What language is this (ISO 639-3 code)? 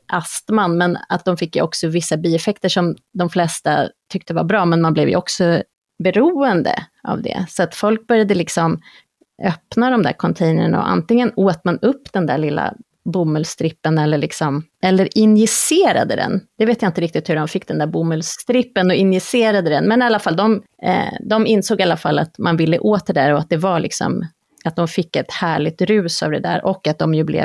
swe